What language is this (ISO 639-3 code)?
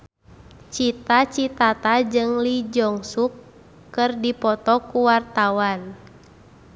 sun